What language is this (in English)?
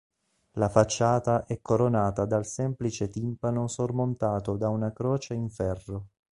Italian